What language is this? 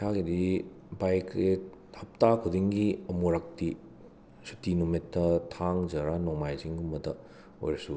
Manipuri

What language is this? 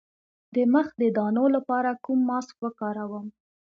Pashto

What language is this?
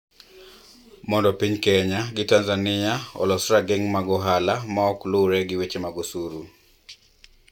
Luo (Kenya and Tanzania)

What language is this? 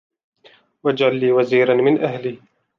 Arabic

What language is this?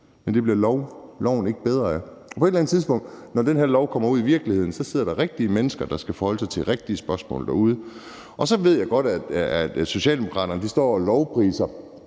Danish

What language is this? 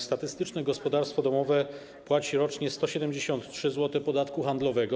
Polish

